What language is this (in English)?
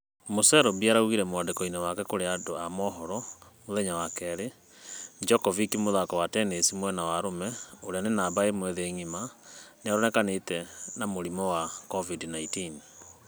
Kikuyu